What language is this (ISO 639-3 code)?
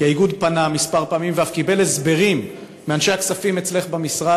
heb